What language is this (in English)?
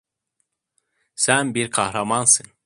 Turkish